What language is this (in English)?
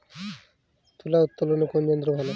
Bangla